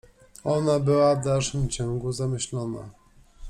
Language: Polish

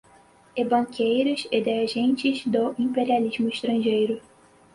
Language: Portuguese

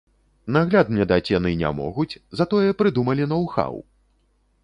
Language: Belarusian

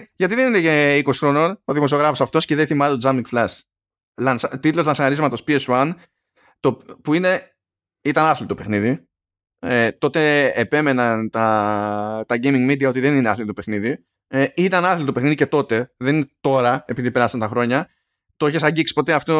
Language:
Greek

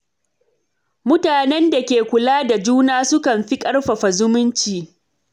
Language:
Hausa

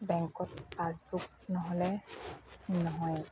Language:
Assamese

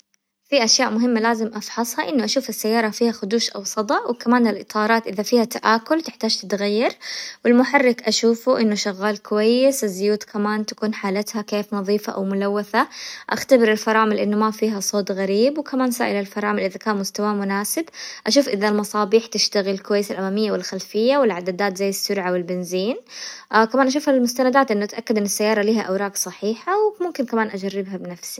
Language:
Hijazi Arabic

